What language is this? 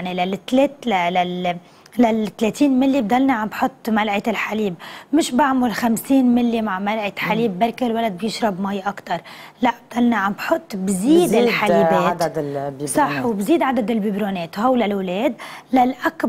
Arabic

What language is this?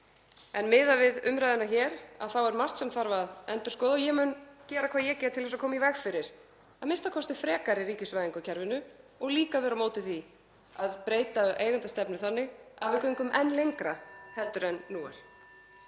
Icelandic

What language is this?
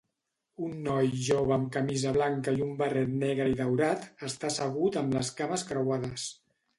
Catalan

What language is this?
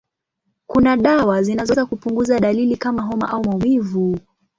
Swahili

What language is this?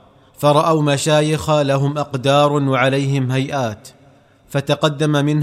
Arabic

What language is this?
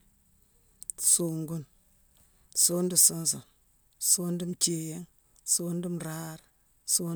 Mansoanka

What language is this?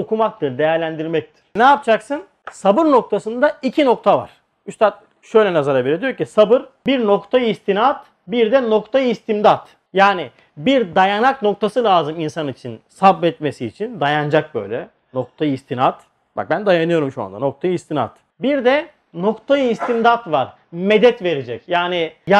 Turkish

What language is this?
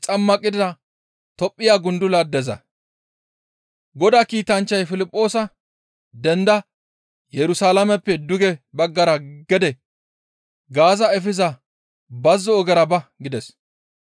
Gamo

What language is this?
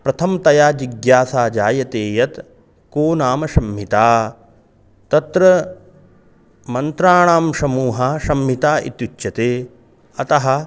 Sanskrit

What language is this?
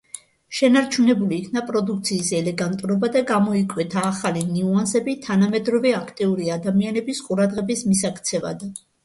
Georgian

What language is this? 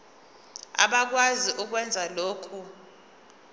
Zulu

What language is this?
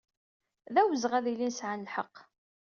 Kabyle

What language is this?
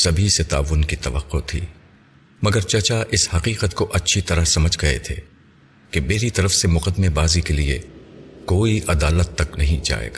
Urdu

